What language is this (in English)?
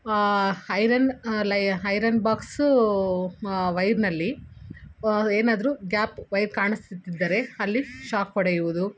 Kannada